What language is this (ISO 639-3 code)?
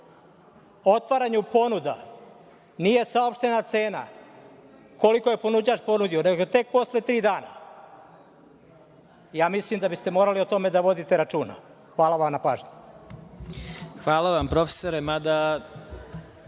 srp